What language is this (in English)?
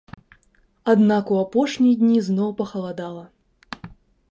Belarusian